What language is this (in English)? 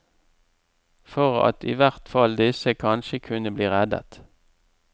Norwegian